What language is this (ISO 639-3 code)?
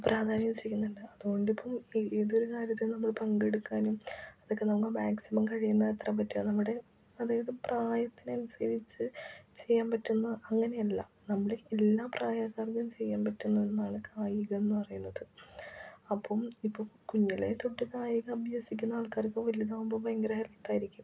mal